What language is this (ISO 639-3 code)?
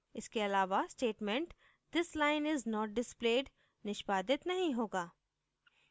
hin